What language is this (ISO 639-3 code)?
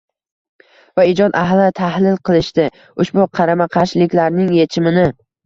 uzb